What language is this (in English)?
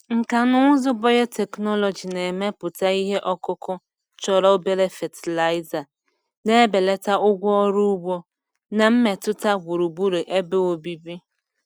Igbo